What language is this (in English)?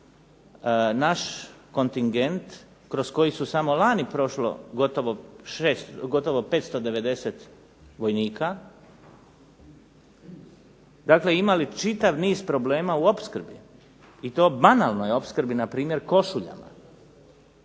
Croatian